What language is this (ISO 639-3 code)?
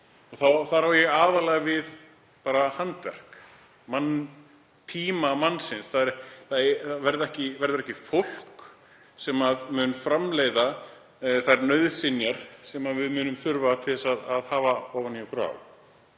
isl